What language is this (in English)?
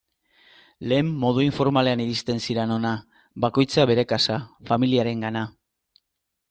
Basque